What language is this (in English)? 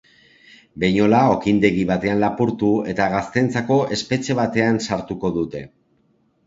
Basque